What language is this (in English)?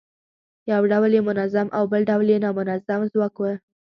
Pashto